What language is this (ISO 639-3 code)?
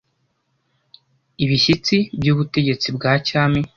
kin